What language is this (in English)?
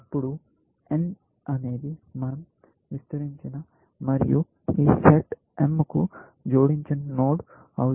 Telugu